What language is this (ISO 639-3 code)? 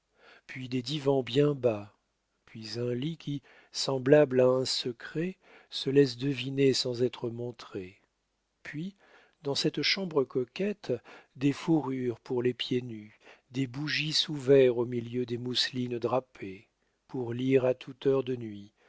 fra